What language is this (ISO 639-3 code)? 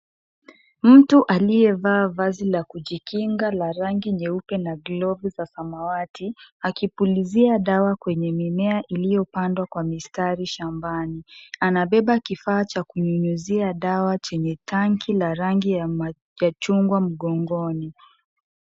swa